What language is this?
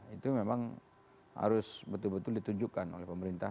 Indonesian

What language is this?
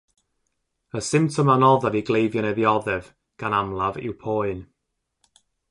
Welsh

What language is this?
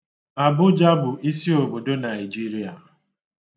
Igbo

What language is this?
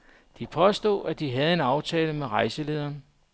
Danish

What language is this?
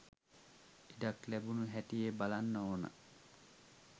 Sinhala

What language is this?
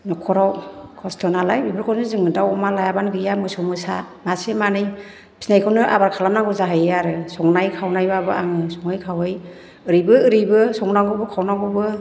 Bodo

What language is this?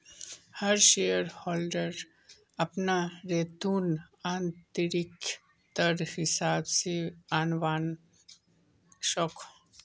Magahi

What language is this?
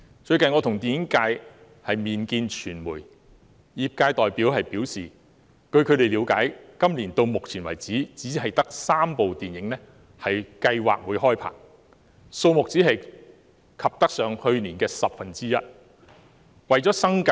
Cantonese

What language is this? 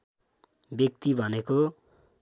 Nepali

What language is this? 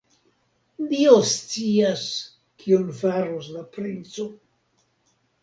Esperanto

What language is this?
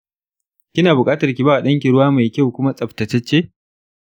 Hausa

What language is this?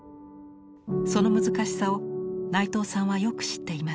Japanese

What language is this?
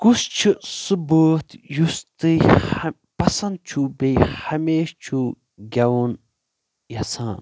Kashmiri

